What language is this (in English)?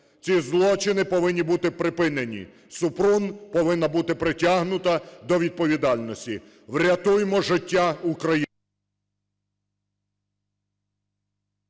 Ukrainian